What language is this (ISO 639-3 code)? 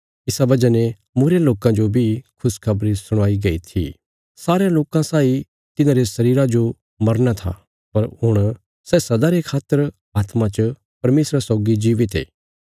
kfs